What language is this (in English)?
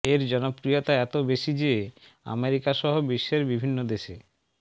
Bangla